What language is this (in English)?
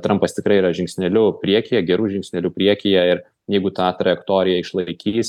Lithuanian